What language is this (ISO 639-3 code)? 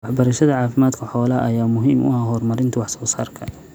som